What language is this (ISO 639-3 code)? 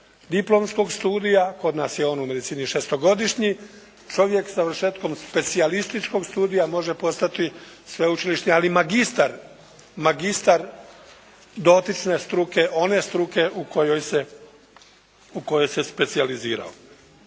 hrv